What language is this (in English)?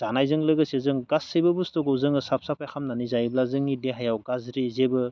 Bodo